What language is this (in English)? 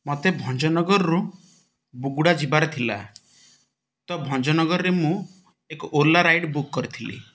Odia